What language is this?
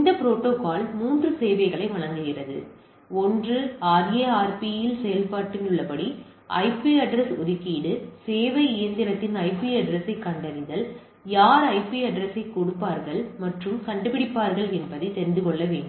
Tamil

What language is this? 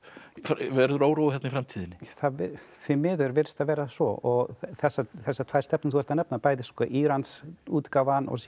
Icelandic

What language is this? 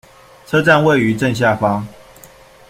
Chinese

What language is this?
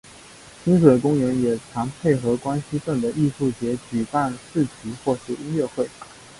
Chinese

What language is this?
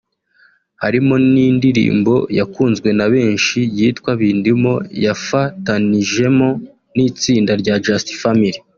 Kinyarwanda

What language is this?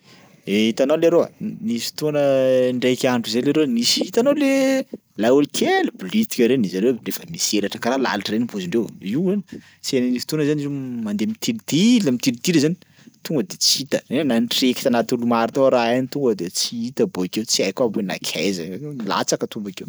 Sakalava Malagasy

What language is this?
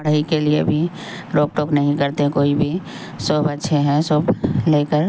Urdu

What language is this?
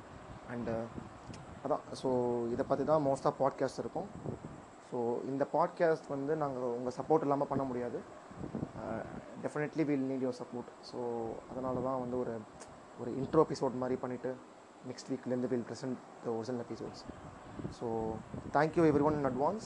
Tamil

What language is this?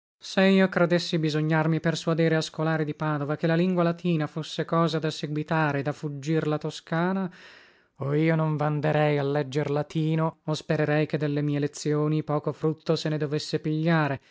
Italian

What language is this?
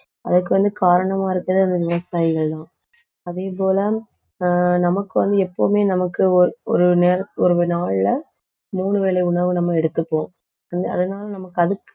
Tamil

